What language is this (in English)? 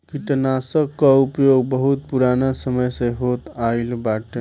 Bhojpuri